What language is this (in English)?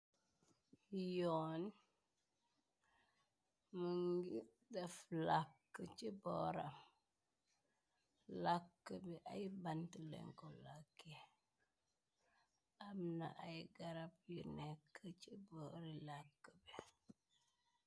Wolof